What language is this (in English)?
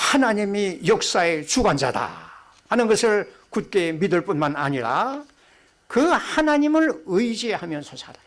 Korean